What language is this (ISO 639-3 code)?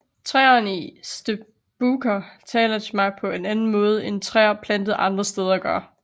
dan